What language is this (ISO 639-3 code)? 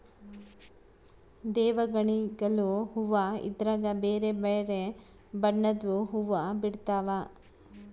kan